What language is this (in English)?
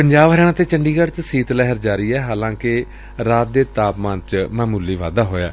Punjabi